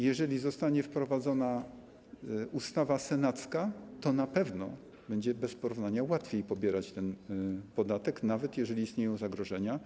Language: Polish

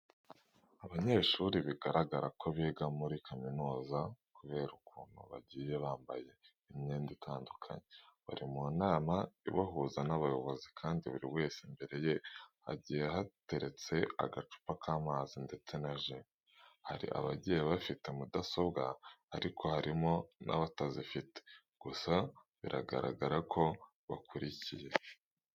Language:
Kinyarwanda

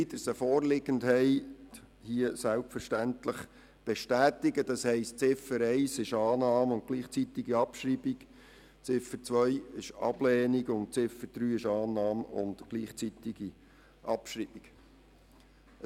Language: Swiss German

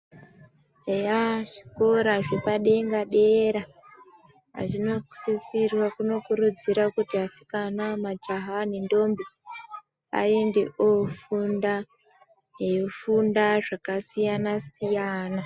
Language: Ndau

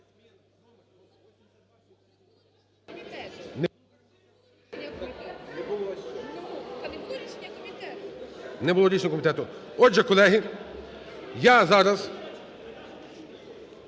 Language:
Ukrainian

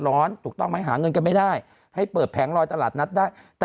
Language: Thai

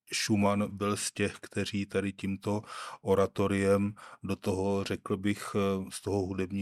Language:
Czech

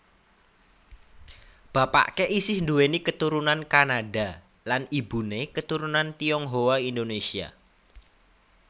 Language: Javanese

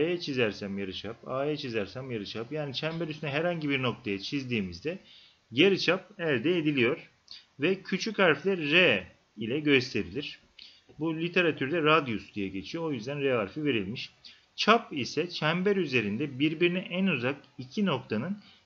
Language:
Turkish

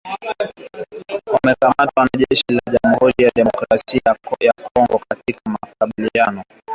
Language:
Swahili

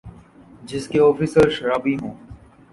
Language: Urdu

